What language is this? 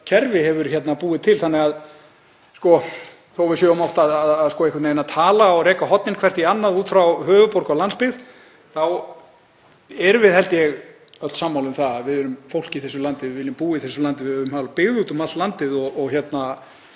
Icelandic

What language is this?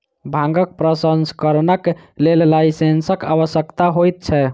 Maithili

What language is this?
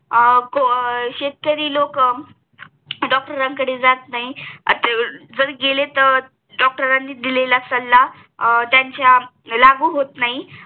Marathi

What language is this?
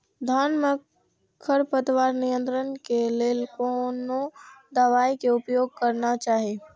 Maithili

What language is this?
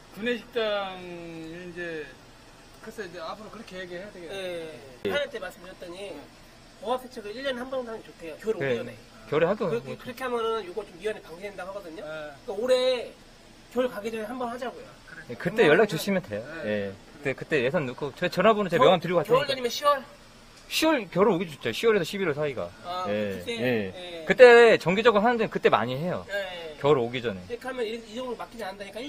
Korean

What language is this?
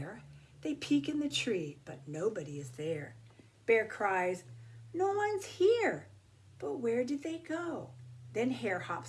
English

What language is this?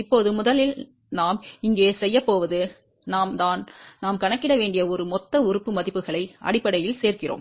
Tamil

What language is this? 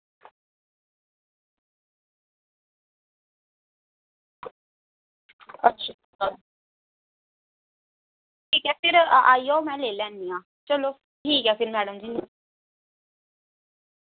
Dogri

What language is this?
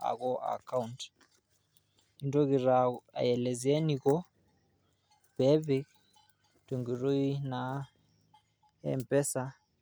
Masai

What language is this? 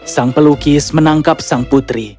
Indonesian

